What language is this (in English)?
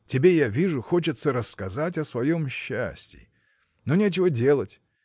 Russian